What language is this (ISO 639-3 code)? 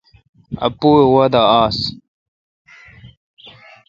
xka